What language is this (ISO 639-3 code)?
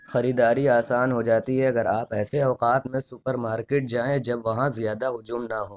urd